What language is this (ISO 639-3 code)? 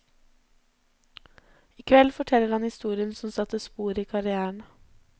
nor